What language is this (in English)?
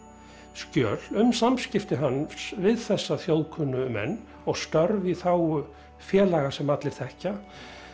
Icelandic